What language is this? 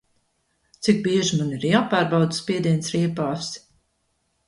Latvian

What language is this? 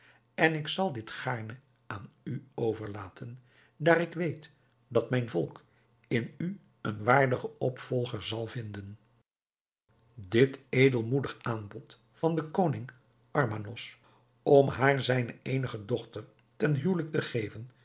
Dutch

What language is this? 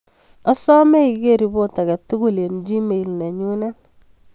Kalenjin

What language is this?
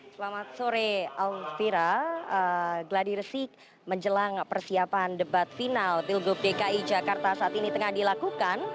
Indonesian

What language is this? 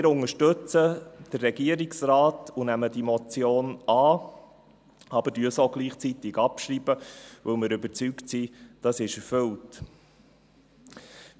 Swiss German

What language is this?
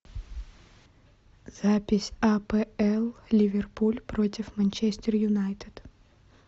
Russian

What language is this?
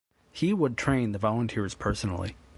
English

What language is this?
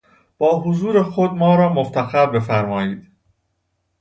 Persian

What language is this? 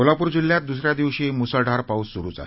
Marathi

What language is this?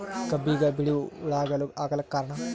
Kannada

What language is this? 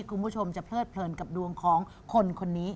Thai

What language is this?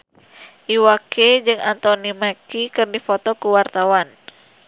Sundanese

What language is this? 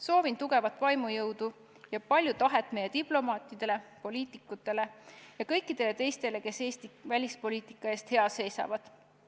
Estonian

